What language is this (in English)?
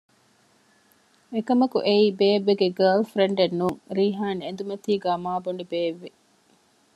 Divehi